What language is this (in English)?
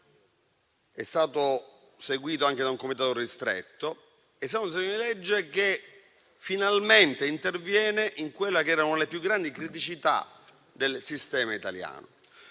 Italian